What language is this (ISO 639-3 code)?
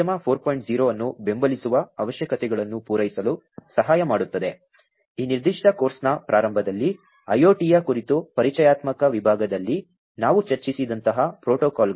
kan